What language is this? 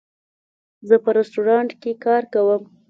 Pashto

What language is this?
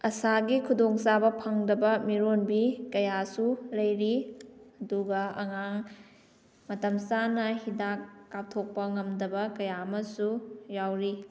Manipuri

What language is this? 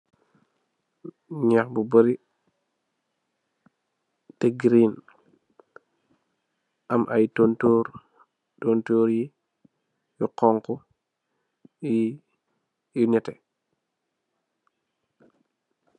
Wolof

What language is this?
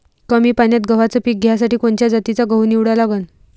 Marathi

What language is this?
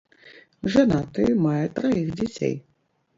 Belarusian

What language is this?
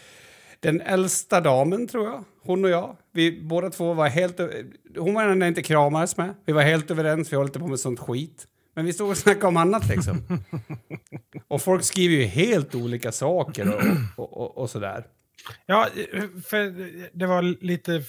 Swedish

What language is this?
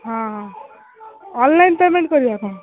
Odia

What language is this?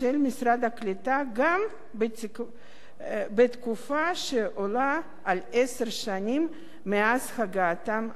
Hebrew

